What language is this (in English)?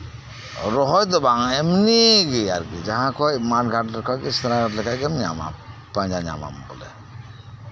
Santali